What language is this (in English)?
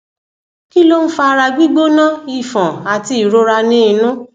Yoruba